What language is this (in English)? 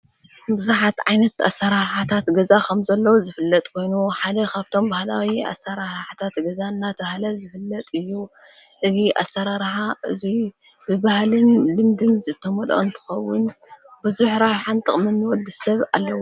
Tigrinya